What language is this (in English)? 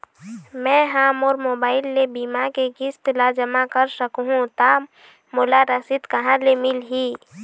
Chhattisgarhi